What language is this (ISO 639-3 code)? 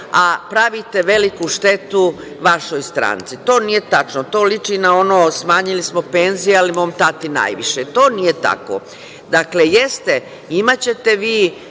srp